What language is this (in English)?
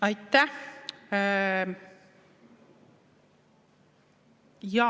Estonian